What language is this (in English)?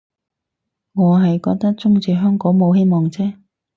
Cantonese